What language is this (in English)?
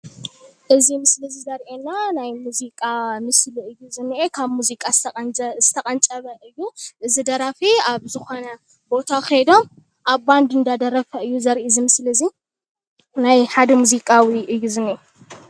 Tigrinya